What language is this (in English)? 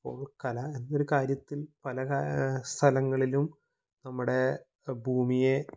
Malayalam